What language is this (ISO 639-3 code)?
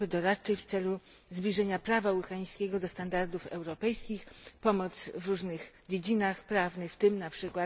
pol